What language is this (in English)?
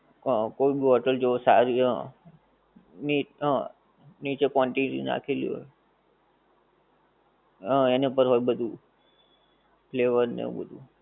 Gujarati